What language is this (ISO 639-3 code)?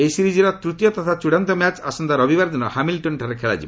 ori